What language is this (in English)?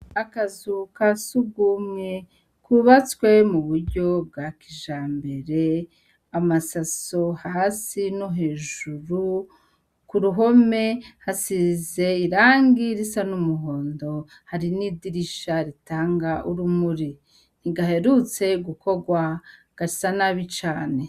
Rundi